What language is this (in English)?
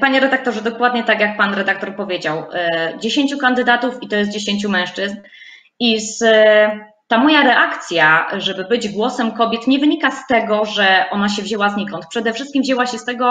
Polish